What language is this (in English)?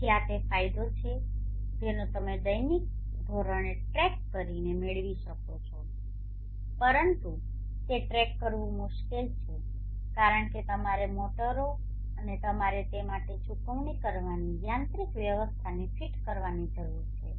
Gujarati